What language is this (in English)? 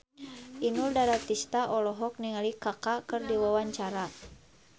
Sundanese